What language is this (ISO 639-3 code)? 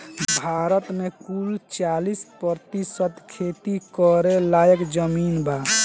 bho